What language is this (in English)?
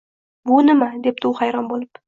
Uzbek